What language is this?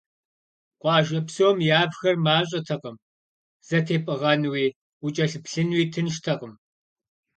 Kabardian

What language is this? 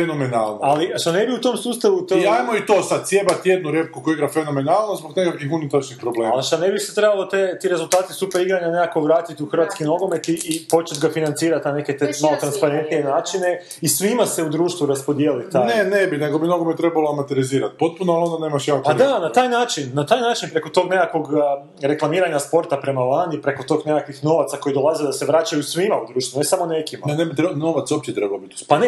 Croatian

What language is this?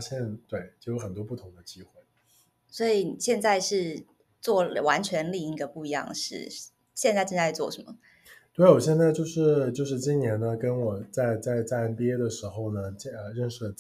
Chinese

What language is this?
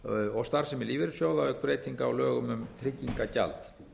Icelandic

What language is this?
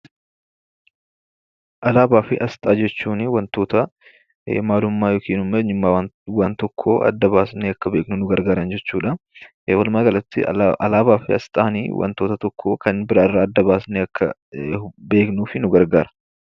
Oromo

